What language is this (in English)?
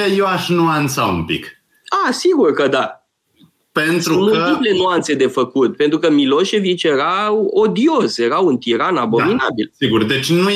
Romanian